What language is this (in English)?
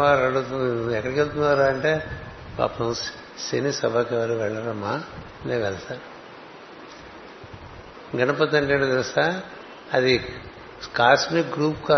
Telugu